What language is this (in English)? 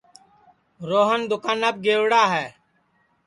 Sansi